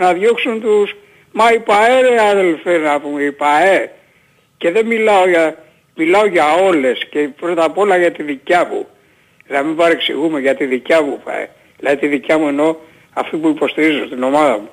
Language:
Greek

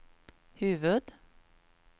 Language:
Swedish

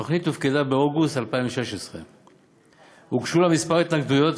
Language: Hebrew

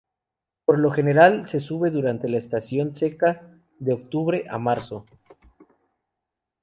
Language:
Spanish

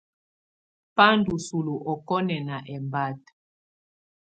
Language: Tunen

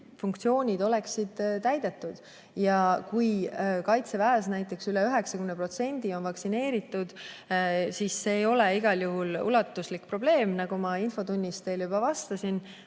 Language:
Estonian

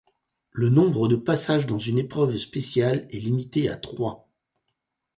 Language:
French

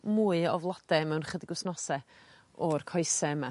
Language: Welsh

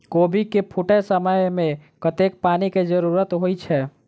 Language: Maithili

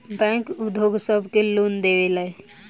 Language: Bhojpuri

